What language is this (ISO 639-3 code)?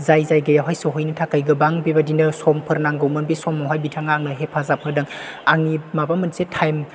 brx